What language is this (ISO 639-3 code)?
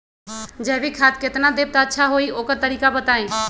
mag